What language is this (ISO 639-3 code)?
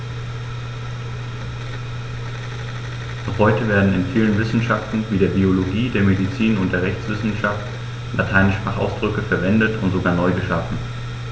deu